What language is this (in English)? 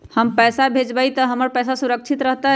Magahi